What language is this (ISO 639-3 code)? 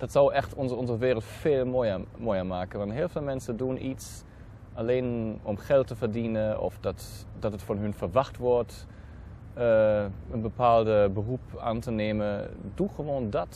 nld